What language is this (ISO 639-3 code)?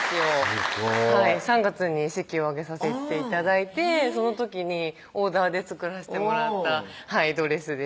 jpn